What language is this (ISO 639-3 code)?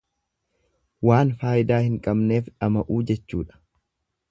orm